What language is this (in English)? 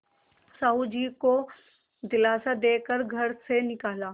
Hindi